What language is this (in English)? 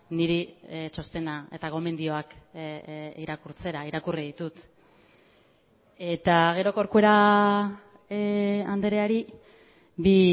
Basque